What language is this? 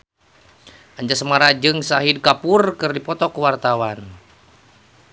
Sundanese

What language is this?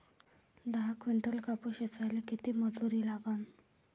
Marathi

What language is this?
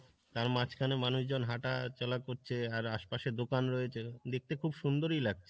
Bangla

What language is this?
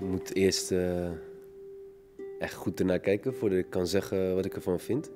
Dutch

